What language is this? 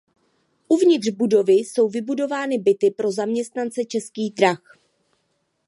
Czech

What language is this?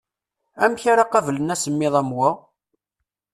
Kabyle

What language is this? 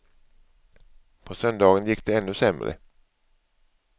Swedish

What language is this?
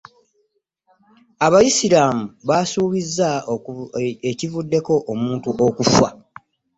Ganda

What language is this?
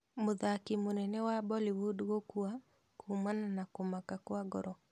Kikuyu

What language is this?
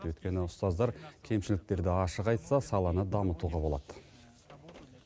Kazakh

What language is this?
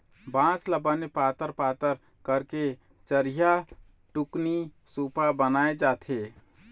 Chhattisgarhi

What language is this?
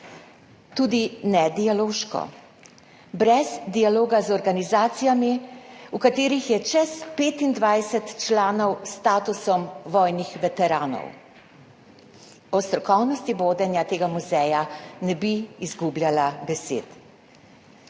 Slovenian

